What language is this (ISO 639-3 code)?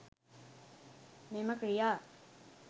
sin